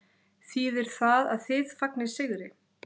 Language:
Icelandic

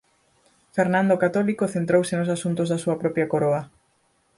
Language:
Galician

